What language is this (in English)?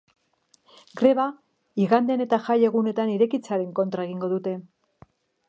Basque